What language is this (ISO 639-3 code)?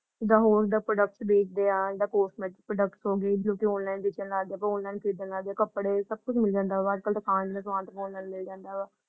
pan